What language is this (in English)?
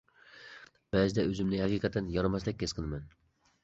Uyghur